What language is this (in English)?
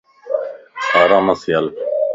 Lasi